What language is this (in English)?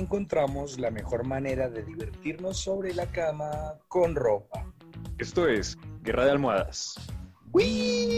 Spanish